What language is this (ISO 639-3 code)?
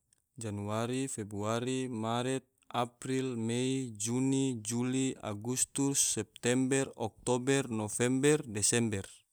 tvo